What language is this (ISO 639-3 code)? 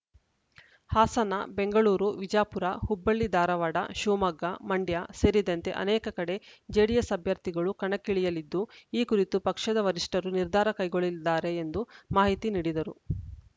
kan